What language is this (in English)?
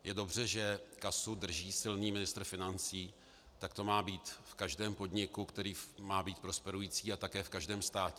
Czech